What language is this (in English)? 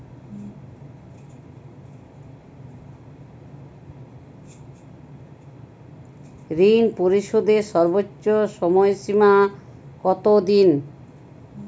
Bangla